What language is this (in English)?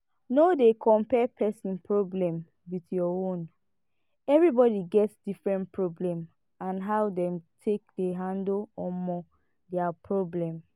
Nigerian Pidgin